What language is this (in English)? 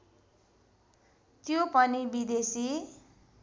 Nepali